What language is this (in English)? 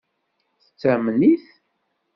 Kabyle